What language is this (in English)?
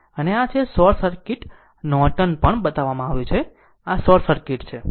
Gujarati